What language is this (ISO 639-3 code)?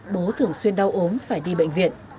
vie